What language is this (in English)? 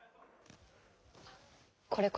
Japanese